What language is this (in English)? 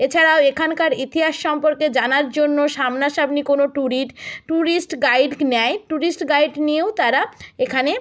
Bangla